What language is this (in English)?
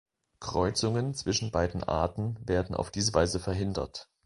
German